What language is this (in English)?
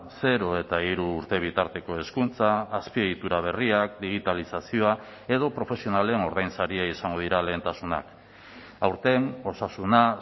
Basque